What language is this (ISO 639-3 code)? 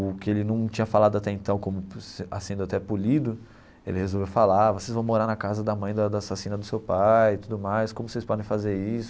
por